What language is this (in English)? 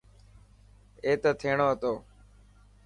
Dhatki